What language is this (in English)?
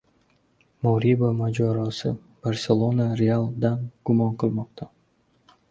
Uzbek